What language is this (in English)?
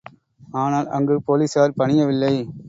Tamil